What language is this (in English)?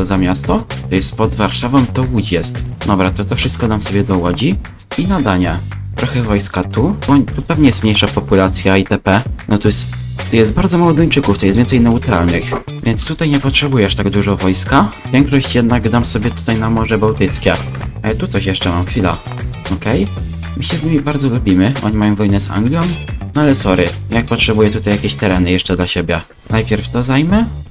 Polish